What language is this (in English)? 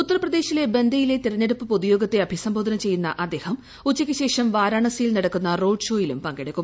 Malayalam